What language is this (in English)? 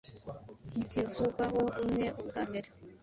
Kinyarwanda